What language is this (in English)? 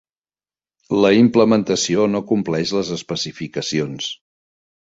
Catalan